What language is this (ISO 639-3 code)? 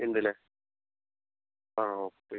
mal